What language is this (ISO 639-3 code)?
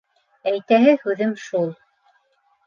bak